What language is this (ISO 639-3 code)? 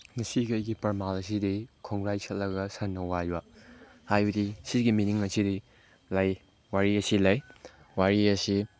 mni